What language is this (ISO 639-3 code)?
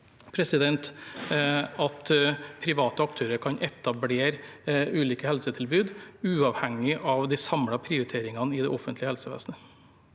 nor